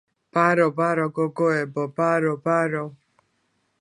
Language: Georgian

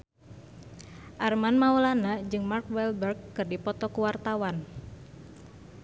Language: Sundanese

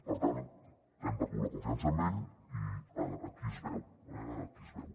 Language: Catalan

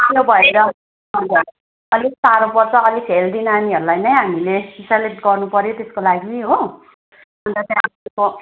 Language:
Nepali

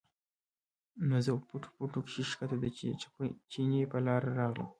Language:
Pashto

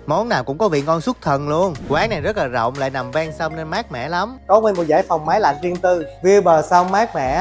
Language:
Vietnamese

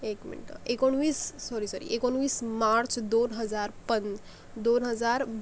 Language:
Marathi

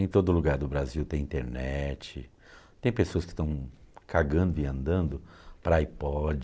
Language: Portuguese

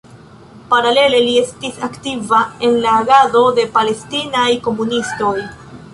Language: Esperanto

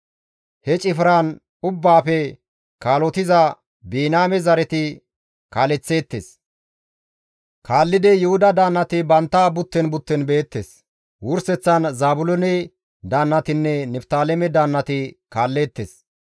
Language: Gamo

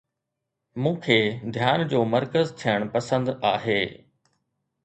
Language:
Sindhi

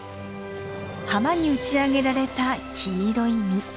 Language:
Japanese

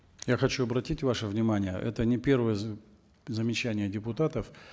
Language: Kazakh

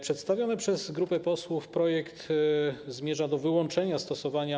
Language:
Polish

